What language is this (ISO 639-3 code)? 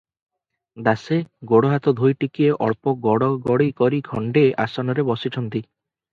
ori